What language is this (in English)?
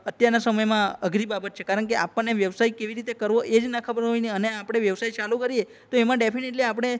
Gujarati